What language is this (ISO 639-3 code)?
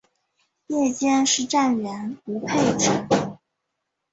zho